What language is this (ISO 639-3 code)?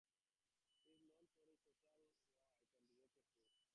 eng